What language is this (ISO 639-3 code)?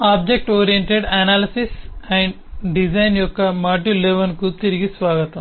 tel